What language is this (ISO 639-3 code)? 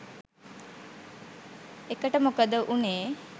sin